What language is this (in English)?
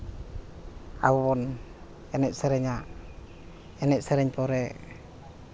Santali